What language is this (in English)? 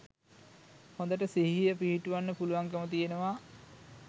Sinhala